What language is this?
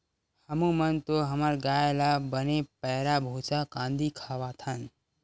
Chhattisgarhi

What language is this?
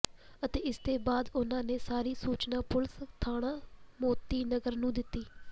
Punjabi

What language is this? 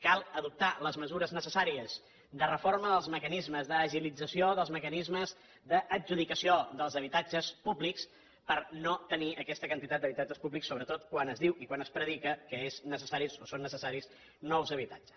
Catalan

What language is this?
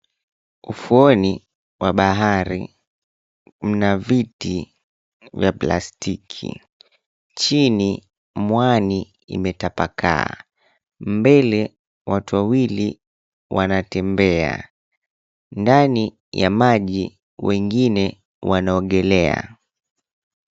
Swahili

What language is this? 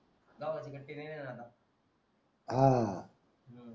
Marathi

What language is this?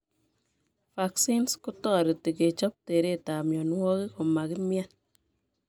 Kalenjin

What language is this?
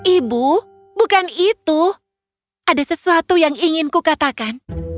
Indonesian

